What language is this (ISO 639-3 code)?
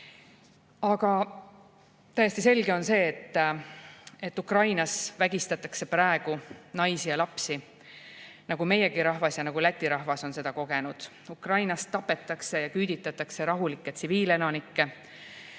est